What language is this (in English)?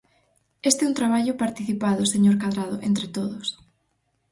Galician